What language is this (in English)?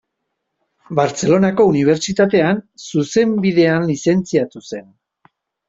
Basque